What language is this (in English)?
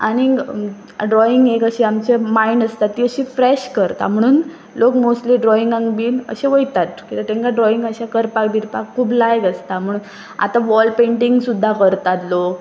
Konkani